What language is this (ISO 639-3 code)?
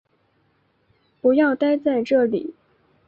zho